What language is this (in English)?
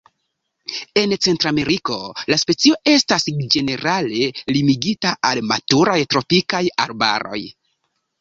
Esperanto